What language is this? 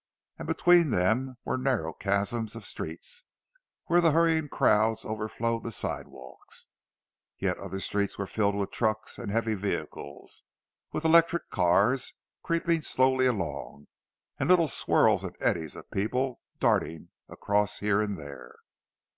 English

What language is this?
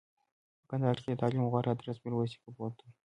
Pashto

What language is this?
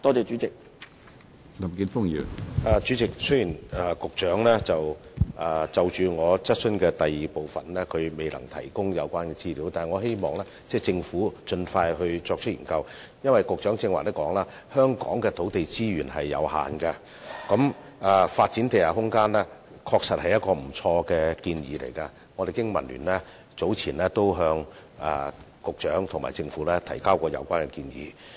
Cantonese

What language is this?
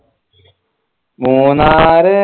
Malayalam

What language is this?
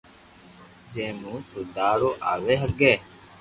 Loarki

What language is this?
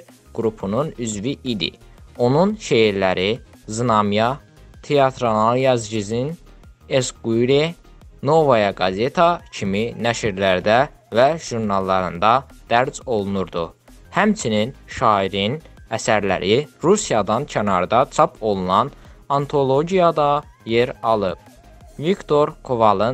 Turkish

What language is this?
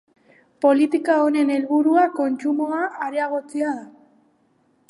Basque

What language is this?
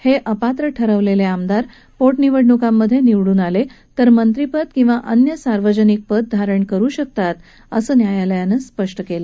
Marathi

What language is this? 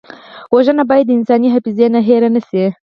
Pashto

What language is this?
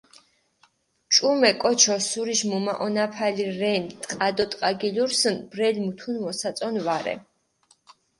Mingrelian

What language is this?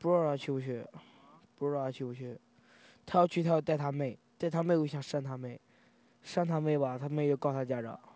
Chinese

